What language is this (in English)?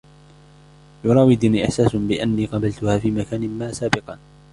Arabic